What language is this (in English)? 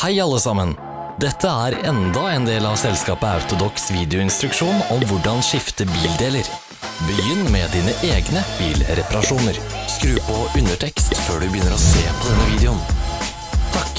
Norwegian